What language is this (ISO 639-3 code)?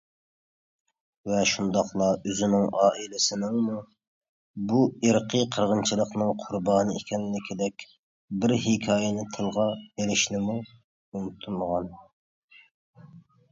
uig